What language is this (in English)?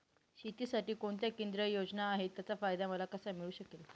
Marathi